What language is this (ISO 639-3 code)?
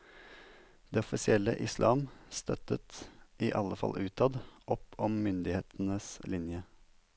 nor